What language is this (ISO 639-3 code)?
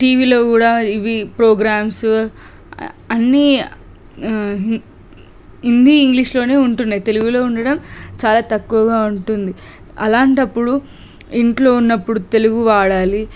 tel